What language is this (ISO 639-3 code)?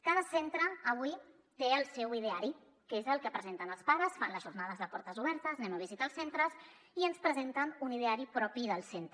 cat